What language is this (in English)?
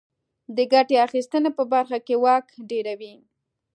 Pashto